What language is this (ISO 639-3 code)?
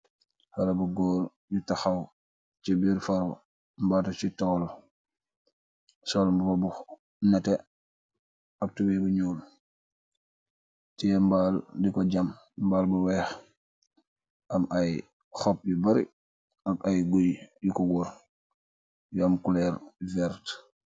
wol